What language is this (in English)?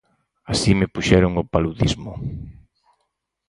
Galician